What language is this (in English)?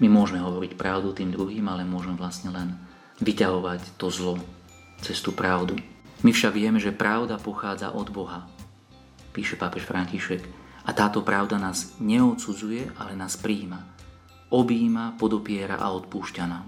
Slovak